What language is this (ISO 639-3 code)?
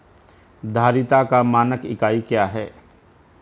hin